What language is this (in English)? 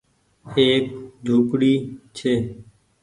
Goaria